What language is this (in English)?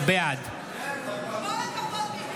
Hebrew